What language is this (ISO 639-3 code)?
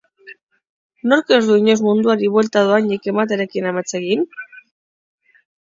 eus